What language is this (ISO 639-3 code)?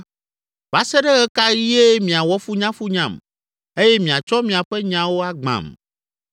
ewe